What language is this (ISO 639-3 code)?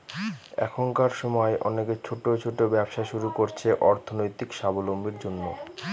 ben